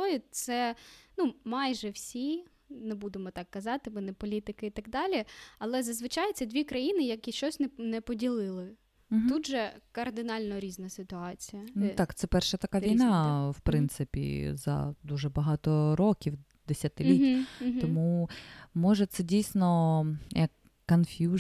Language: Ukrainian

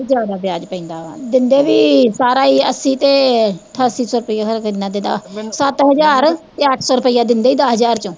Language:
Punjabi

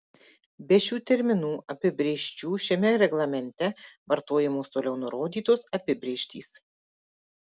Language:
Lithuanian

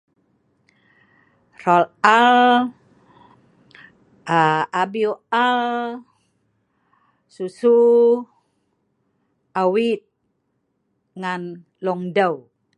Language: Sa'ban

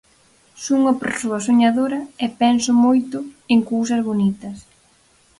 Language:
Galician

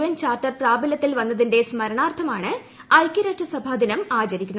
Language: Malayalam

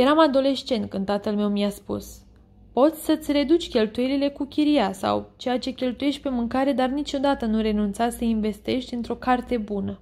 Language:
Romanian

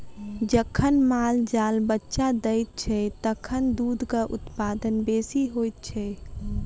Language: Maithili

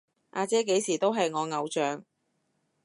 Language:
Cantonese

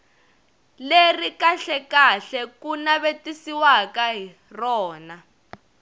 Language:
Tsonga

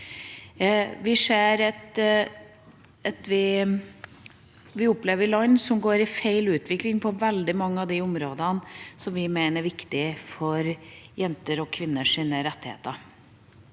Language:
Norwegian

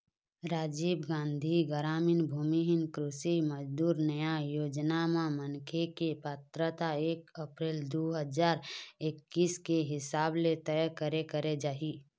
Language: Chhattisgarhi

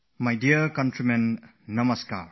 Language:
English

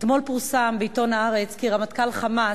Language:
Hebrew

